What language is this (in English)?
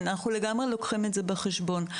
Hebrew